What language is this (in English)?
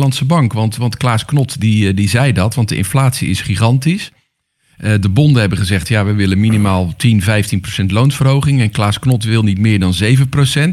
Dutch